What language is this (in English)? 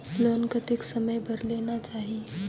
Chhattisgarhi